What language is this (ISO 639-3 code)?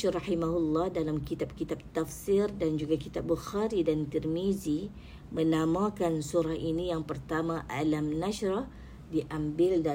msa